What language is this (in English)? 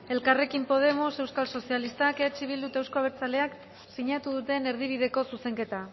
Basque